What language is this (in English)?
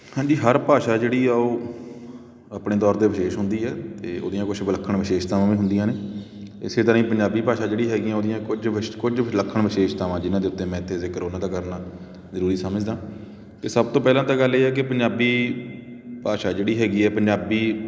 Punjabi